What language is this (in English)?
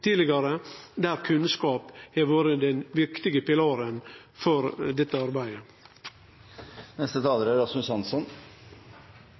Norwegian Nynorsk